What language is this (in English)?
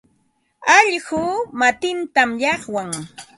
Ambo-Pasco Quechua